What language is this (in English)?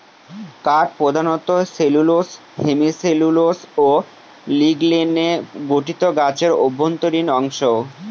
Bangla